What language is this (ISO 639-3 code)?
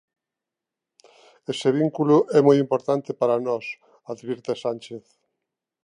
glg